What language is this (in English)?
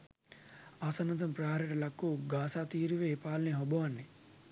Sinhala